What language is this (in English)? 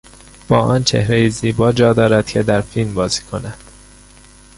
Persian